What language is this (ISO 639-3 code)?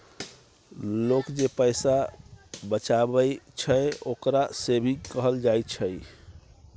mai